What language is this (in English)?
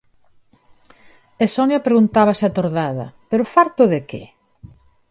Galician